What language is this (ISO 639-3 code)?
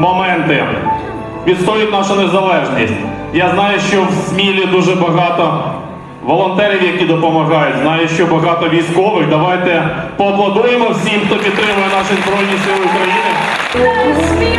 ukr